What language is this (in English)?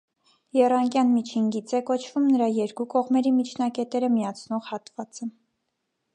Armenian